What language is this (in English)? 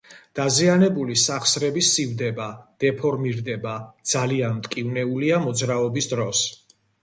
Georgian